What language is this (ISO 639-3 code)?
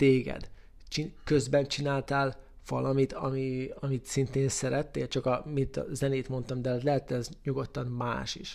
hun